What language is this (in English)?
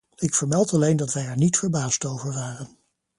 Dutch